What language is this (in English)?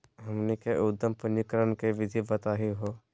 Magahi